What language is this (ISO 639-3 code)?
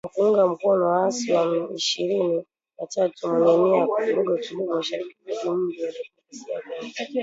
swa